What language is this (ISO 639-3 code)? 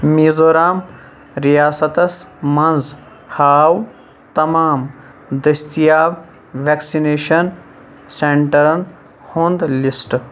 kas